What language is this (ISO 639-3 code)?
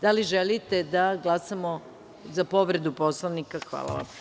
srp